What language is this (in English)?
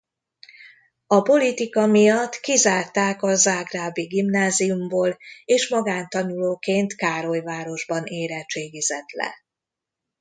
Hungarian